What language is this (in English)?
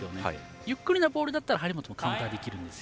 Japanese